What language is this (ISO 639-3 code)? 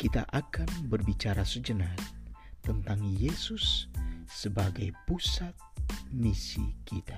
ind